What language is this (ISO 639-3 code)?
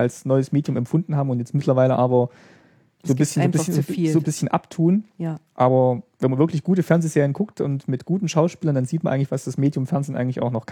deu